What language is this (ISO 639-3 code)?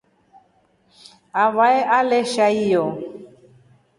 rof